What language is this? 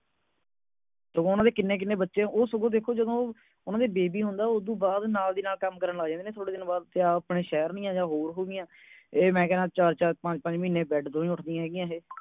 Punjabi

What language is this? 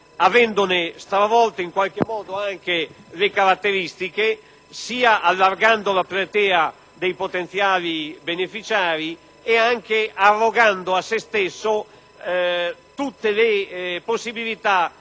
Italian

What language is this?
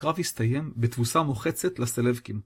Hebrew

